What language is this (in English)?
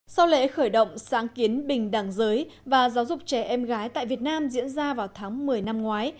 Vietnamese